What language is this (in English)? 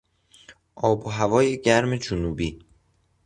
Persian